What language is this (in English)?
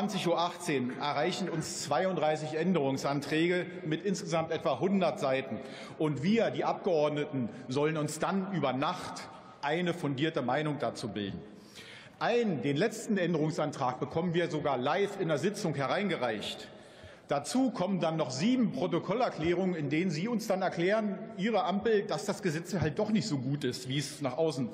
German